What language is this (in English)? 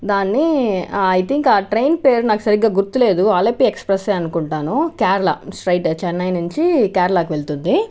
Telugu